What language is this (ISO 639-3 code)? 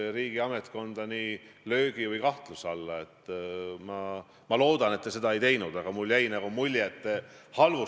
est